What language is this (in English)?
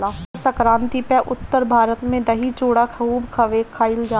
Bhojpuri